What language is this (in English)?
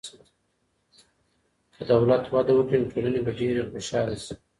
Pashto